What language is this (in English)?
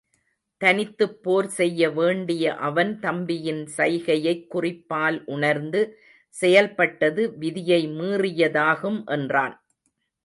Tamil